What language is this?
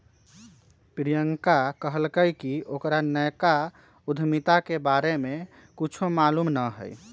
Magahi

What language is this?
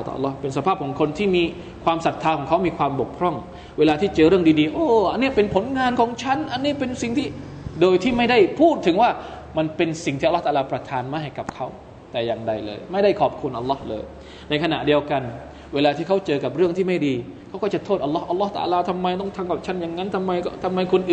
Thai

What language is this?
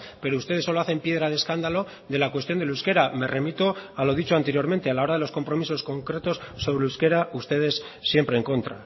Spanish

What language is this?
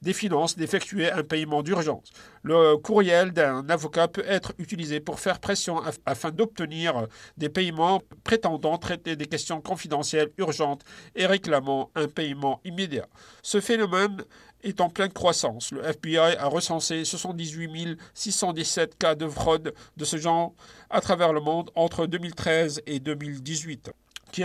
French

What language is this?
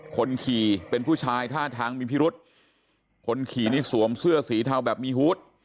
Thai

